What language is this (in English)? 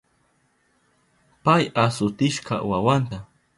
Southern Pastaza Quechua